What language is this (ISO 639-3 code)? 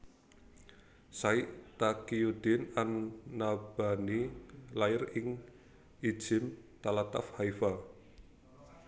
jav